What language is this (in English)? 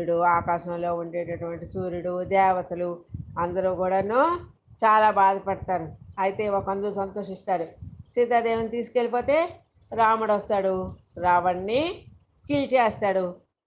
Telugu